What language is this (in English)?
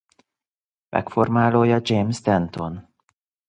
Hungarian